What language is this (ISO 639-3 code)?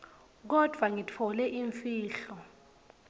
ssw